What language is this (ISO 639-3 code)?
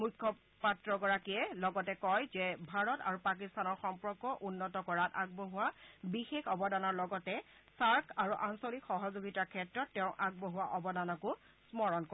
asm